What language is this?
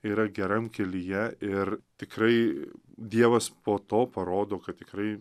Lithuanian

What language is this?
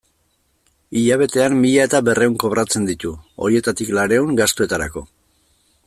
Basque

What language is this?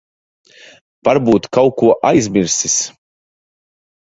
Latvian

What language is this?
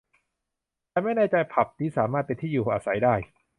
Thai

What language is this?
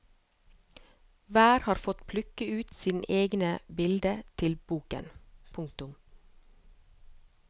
Norwegian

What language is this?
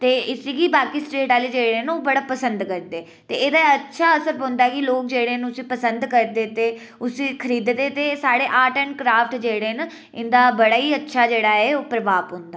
Dogri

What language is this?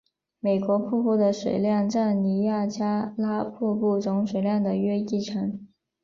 Chinese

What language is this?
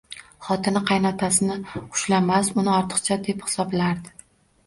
Uzbek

